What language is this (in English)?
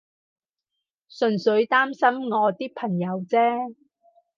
Cantonese